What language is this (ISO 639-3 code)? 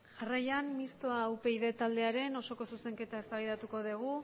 eus